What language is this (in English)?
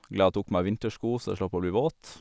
Norwegian